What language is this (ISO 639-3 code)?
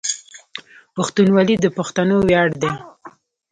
pus